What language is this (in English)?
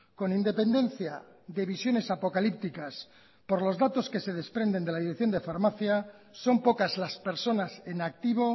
Spanish